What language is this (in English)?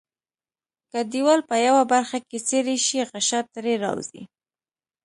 Pashto